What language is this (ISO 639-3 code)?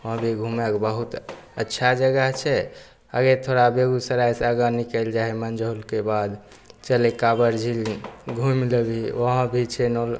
mai